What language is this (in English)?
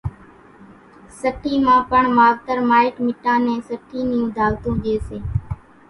Kachi Koli